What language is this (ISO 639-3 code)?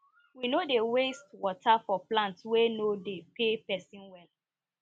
pcm